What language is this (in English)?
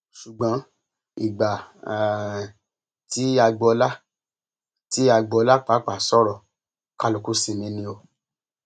Yoruba